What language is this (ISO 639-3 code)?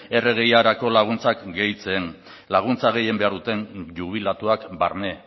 eus